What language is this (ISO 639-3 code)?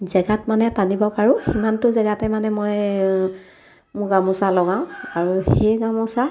asm